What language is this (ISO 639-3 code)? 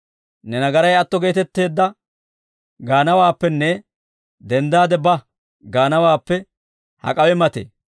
dwr